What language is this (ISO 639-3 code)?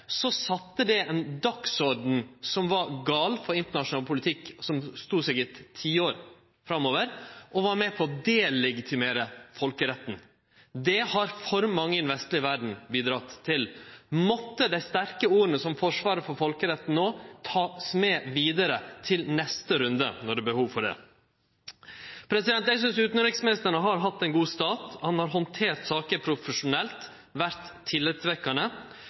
nno